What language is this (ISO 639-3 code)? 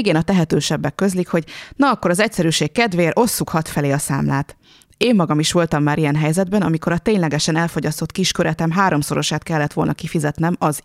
hun